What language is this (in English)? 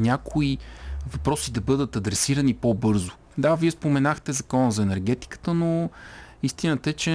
Bulgarian